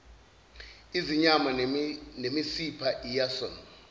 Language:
Zulu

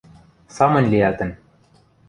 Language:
Western Mari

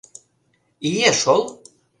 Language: Mari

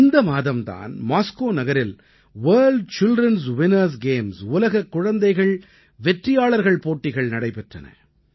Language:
Tamil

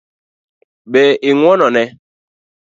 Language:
Luo (Kenya and Tanzania)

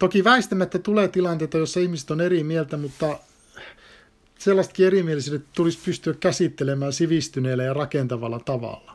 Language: Finnish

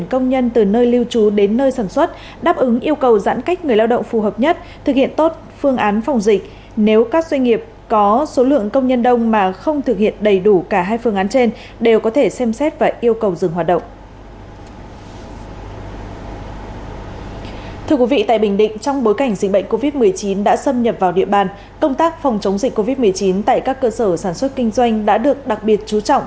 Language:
Vietnamese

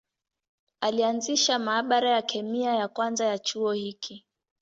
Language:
Swahili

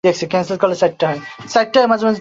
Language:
Bangla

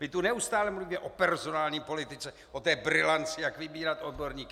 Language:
Czech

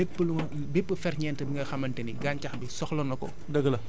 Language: Wolof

